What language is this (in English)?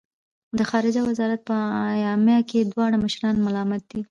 Pashto